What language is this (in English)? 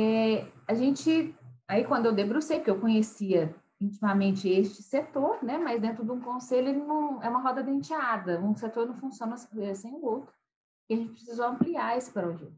Portuguese